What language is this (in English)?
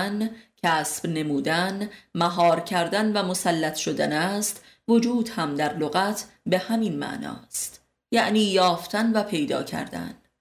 Persian